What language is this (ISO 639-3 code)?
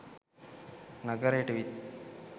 sin